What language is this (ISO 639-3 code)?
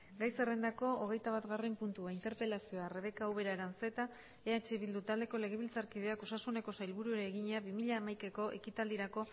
eus